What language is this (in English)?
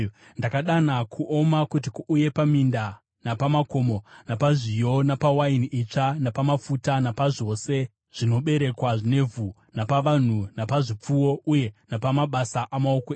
Shona